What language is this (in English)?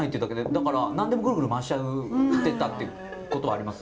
Japanese